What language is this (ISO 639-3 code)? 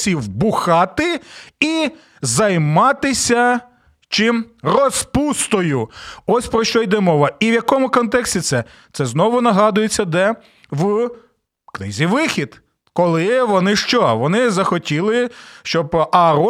ukr